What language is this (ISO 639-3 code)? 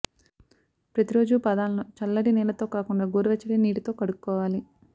tel